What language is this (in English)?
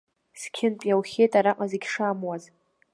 Abkhazian